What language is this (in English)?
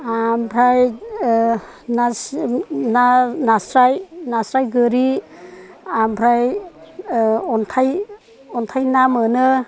Bodo